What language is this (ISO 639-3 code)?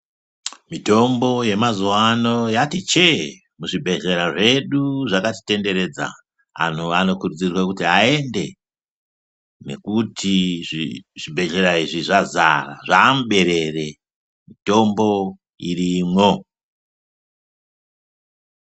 ndc